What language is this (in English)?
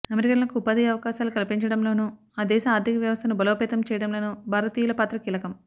Telugu